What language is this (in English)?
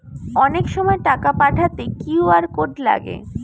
Bangla